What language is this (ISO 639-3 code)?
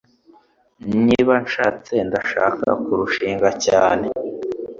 kin